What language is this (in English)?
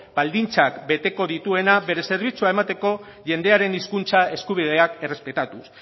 Basque